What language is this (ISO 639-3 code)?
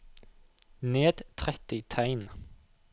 nor